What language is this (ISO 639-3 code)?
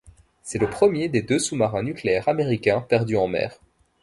fra